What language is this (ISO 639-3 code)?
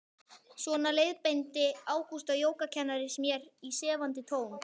isl